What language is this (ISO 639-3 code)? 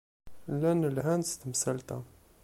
kab